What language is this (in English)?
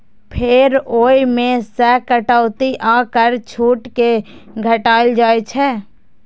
Maithili